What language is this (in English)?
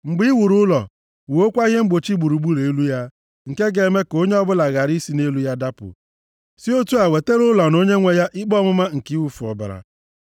Igbo